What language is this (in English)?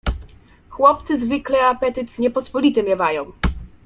Polish